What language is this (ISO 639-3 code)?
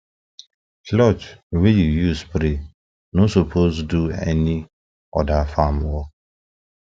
pcm